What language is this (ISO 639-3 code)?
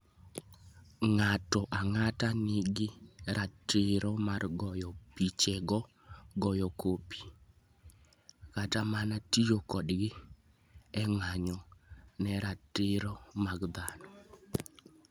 luo